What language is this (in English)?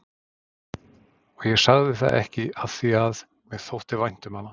Icelandic